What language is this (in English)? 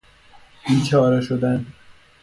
Persian